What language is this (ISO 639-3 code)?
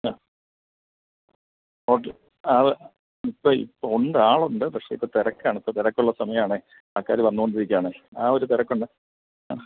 mal